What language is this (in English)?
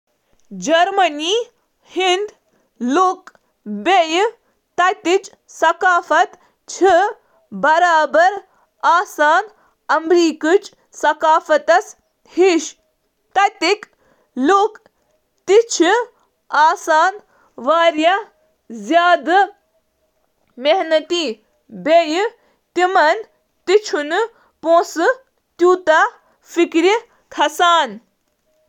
Kashmiri